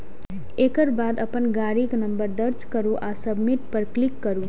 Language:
Maithili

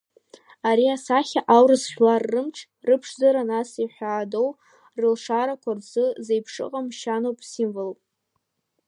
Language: Abkhazian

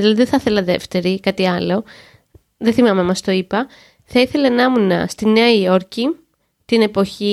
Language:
Greek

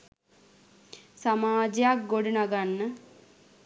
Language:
Sinhala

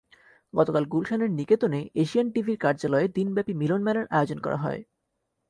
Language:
Bangla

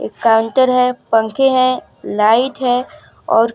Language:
Hindi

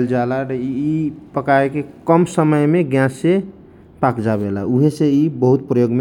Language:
Kochila Tharu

